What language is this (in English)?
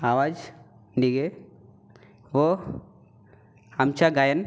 Marathi